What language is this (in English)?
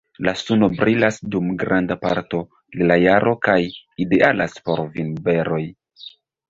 Esperanto